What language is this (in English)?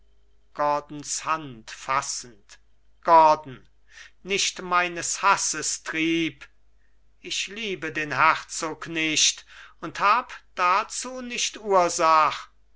German